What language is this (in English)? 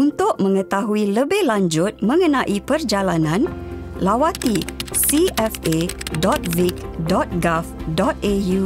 Malay